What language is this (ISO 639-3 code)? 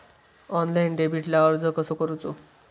mar